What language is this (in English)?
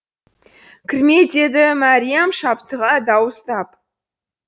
Kazakh